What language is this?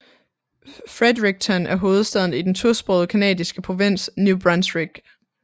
Danish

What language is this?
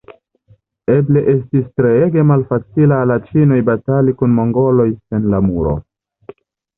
Esperanto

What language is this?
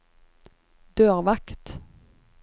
Norwegian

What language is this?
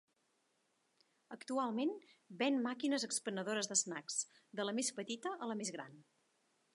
Catalan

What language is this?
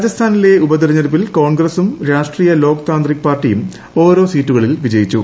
Malayalam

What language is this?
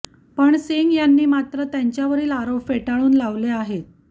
Marathi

